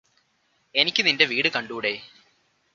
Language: Malayalam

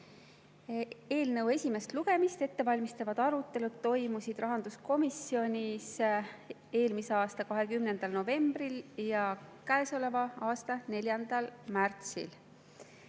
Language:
Estonian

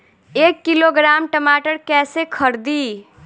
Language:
Bhojpuri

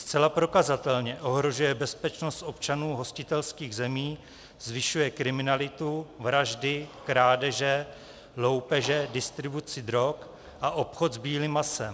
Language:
Czech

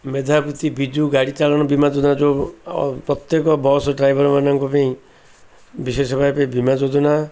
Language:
Odia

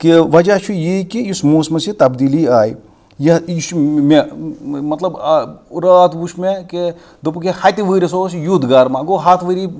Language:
Kashmiri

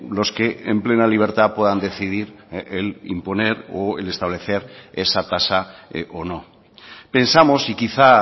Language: Spanish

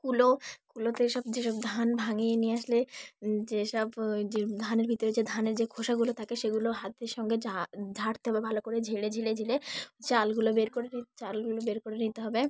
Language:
Bangla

